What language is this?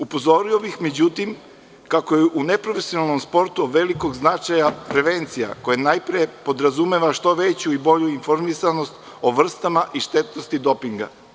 Serbian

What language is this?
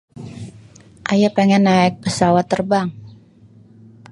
Betawi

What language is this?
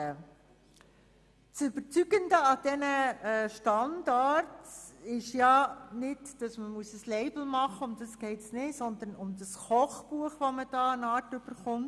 Swiss German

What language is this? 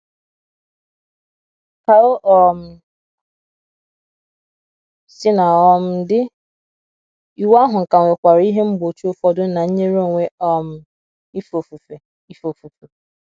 Igbo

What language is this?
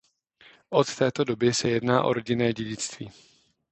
Czech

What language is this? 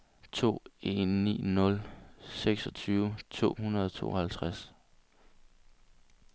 Danish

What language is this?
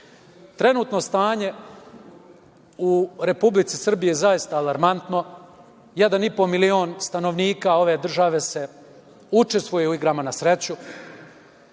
Serbian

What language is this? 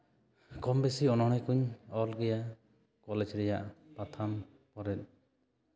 Santali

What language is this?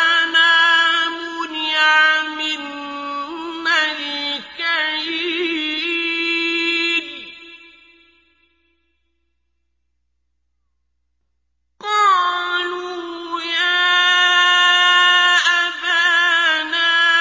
Arabic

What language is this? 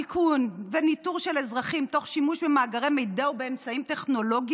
Hebrew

